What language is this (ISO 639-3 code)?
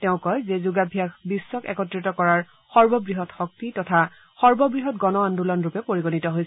asm